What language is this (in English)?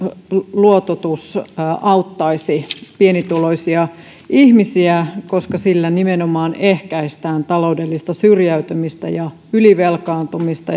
Finnish